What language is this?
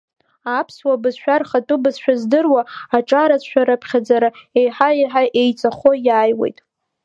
Abkhazian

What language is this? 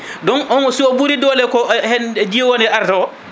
Fula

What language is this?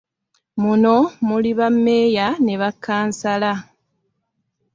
Ganda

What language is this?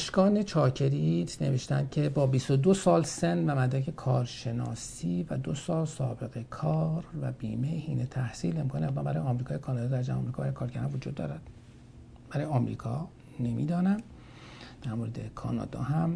Persian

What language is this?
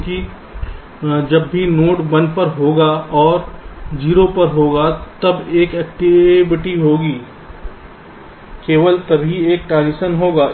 Hindi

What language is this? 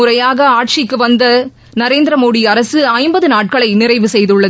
Tamil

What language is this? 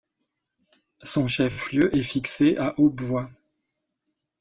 French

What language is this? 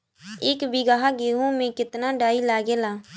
Bhojpuri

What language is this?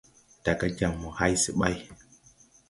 Tupuri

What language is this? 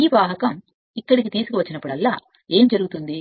Telugu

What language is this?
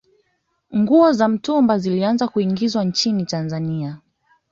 Swahili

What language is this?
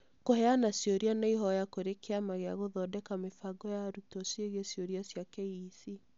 Kikuyu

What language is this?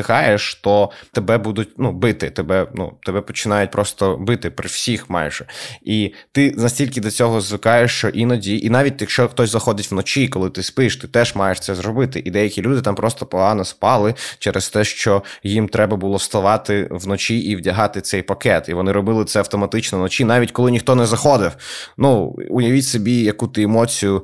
Ukrainian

